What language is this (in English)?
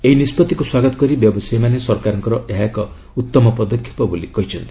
Odia